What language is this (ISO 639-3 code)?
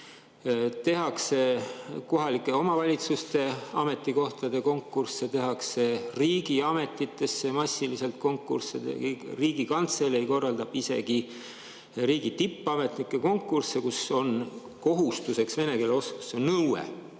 est